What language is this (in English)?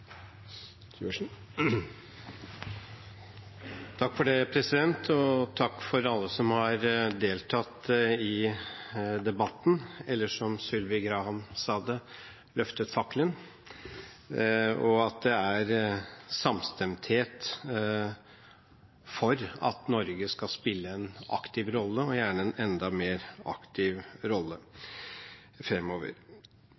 Norwegian